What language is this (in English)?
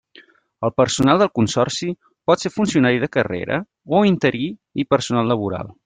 Catalan